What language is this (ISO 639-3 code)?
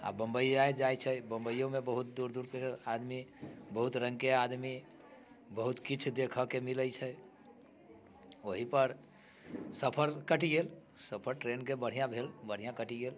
mai